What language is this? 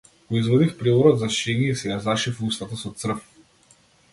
Macedonian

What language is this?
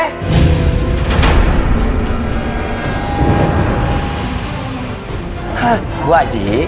Indonesian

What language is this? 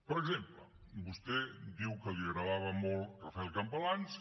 Catalan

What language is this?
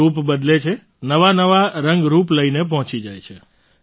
Gujarati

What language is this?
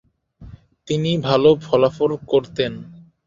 Bangla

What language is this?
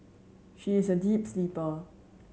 English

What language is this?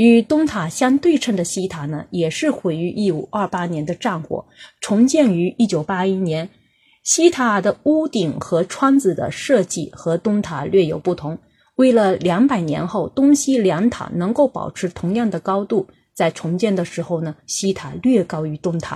Chinese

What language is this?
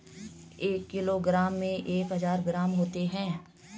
Hindi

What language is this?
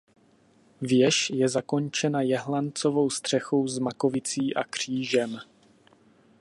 Czech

